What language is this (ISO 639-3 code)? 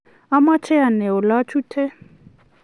kln